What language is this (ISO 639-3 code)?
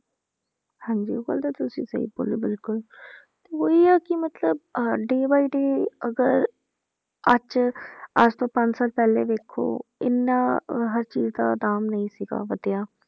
pan